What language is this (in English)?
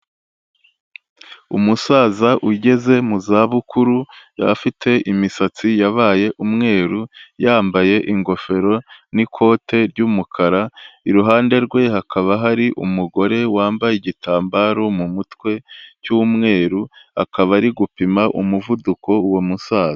Kinyarwanda